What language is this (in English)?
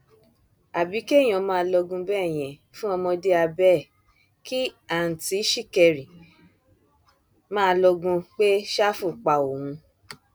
Yoruba